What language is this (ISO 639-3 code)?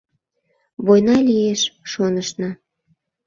chm